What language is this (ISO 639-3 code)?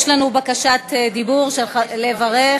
heb